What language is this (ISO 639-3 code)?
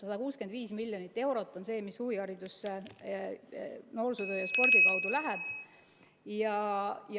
est